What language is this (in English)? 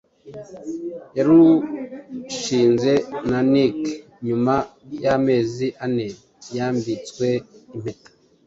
Kinyarwanda